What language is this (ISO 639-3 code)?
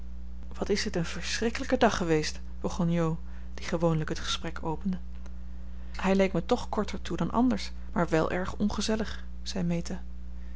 nld